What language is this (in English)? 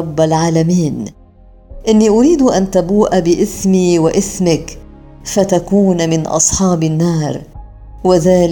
Arabic